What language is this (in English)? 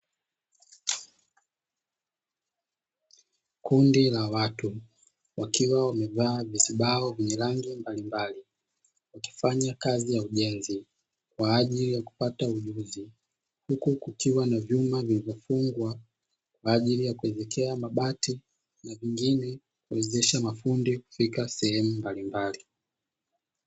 Swahili